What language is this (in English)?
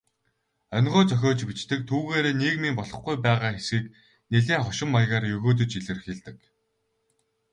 Mongolian